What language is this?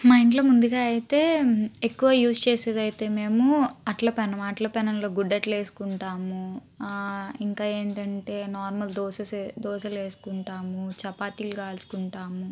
Telugu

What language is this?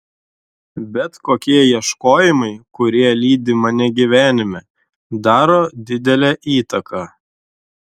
Lithuanian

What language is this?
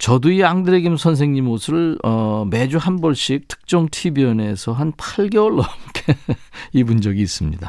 Korean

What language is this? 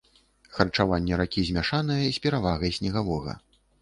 Belarusian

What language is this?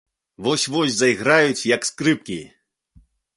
Belarusian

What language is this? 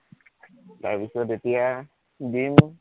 Assamese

